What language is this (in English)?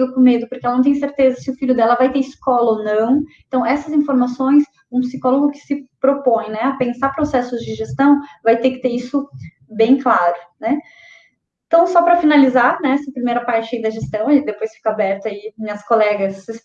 Portuguese